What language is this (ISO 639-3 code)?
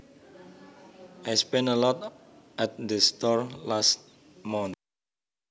jav